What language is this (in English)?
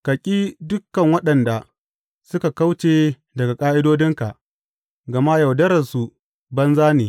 Hausa